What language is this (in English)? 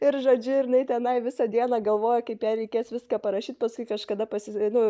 Lithuanian